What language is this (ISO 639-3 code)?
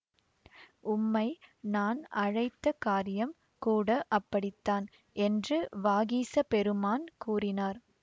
tam